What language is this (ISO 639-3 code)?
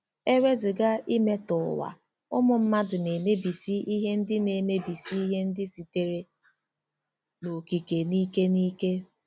ibo